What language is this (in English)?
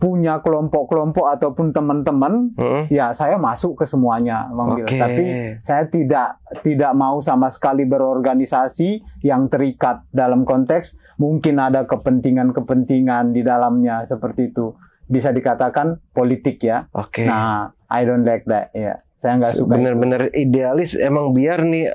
Indonesian